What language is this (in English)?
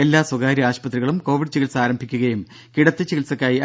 Malayalam